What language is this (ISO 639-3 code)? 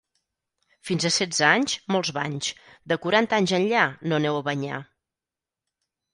cat